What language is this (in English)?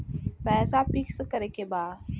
Bhojpuri